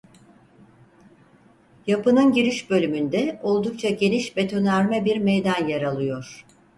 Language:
Turkish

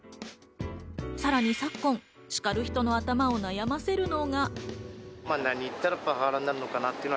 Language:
Japanese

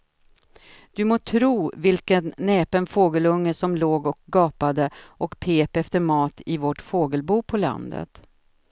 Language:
Swedish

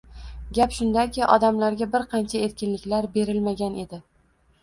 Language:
Uzbek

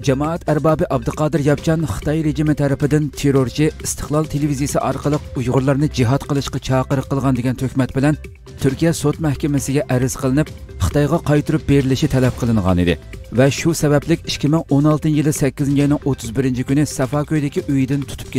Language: Turkish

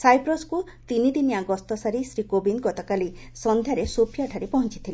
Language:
Odia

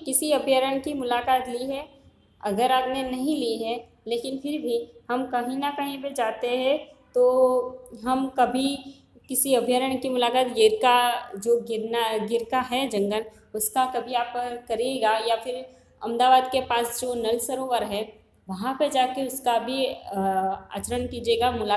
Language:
Hindi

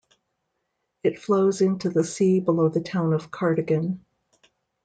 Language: English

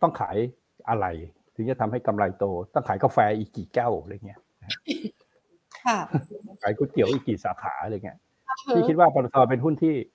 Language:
Thai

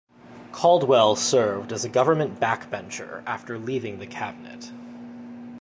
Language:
English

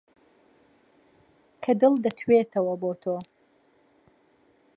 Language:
Central Kurdish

